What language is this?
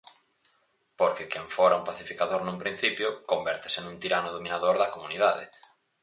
Galician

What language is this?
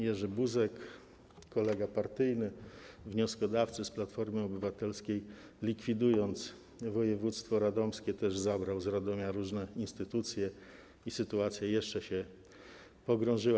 Polish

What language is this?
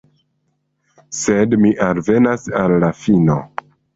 Esperanto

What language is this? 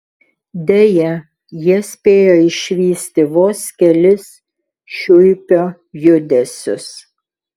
Lithuanian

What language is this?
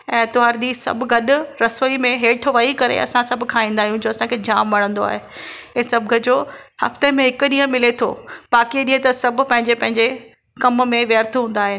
Sindhi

